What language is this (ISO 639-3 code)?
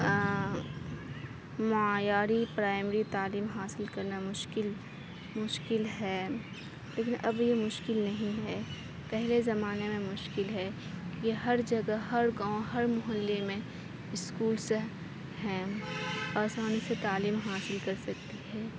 urd